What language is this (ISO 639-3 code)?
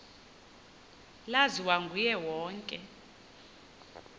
xho